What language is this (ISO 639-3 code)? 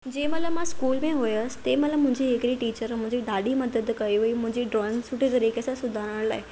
snd